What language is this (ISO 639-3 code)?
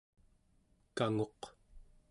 esu